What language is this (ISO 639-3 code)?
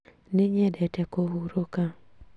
kik